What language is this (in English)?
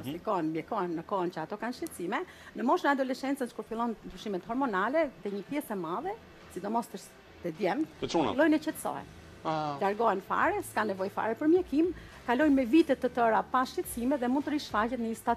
Romanian